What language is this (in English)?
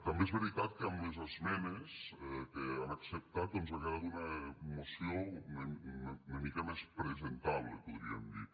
Catalan